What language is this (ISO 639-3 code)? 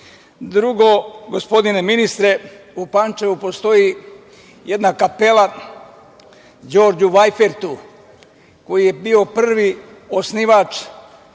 srp